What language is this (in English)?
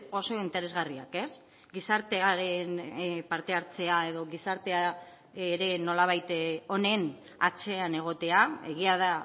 Basque